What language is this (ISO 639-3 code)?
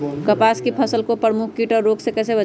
mag